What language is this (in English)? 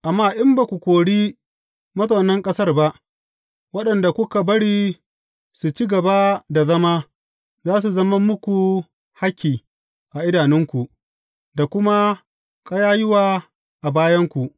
Hausa